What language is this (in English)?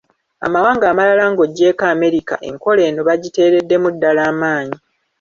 Ganda